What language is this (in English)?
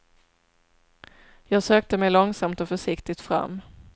Swedish